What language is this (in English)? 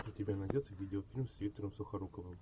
Russian